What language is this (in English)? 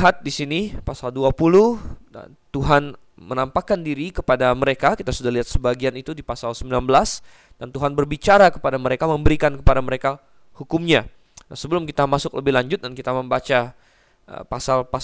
Indonesian